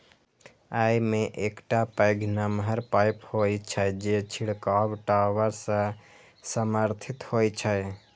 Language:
Maithili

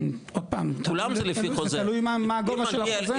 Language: Hebrew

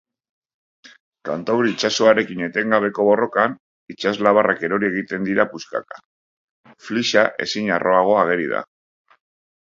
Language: Basque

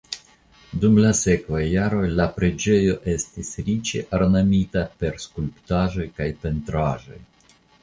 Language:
Esperanto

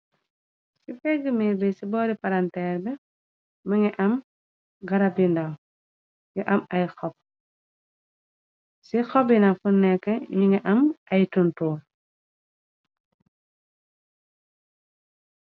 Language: Wolof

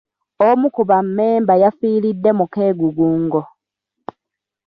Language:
Ganda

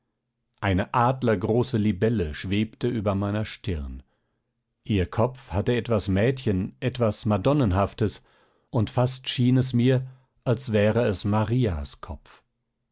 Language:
German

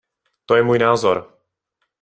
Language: Czech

